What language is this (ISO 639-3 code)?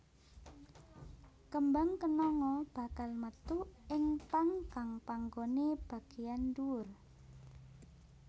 jav